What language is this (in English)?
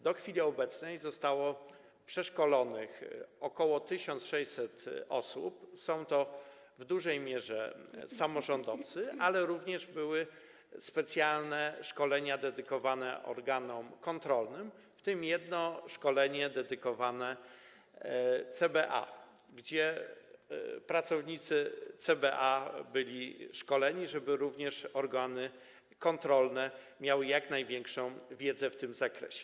Polish